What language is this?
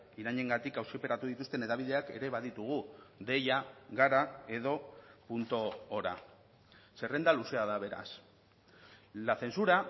Basque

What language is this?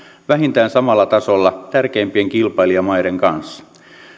Finnish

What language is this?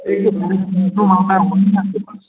Hindi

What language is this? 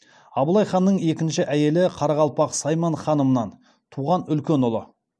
Kazakh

